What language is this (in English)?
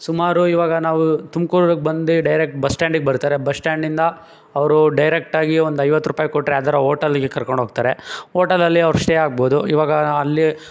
Kannada